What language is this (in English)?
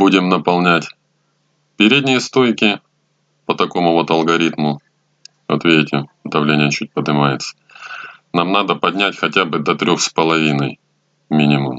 Russian